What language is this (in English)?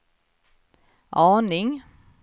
Swedish